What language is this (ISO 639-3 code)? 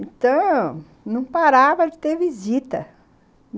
por